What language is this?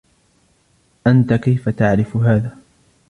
Arabic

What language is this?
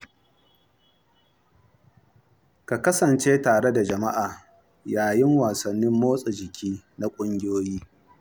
Hausa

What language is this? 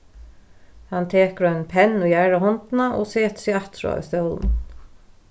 Faroese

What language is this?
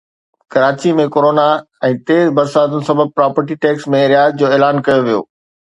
Sindhi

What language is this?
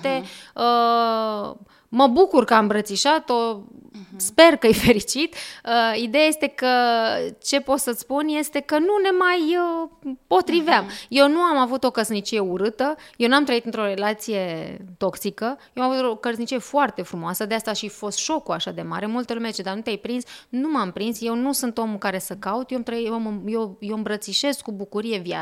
Romanian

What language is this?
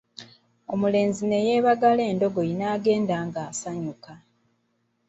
Ganda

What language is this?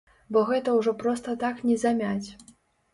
Belarusian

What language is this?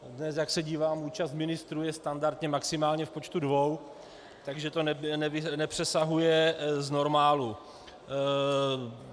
Czech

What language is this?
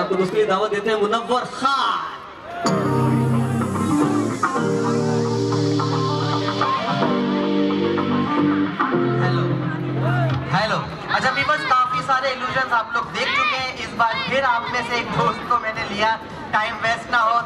Hindi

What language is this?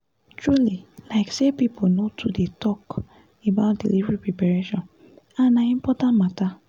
Nigerian Pidgin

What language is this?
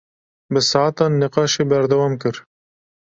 Kurdish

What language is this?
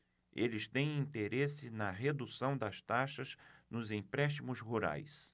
Portuguese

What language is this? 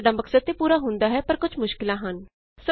Punjabi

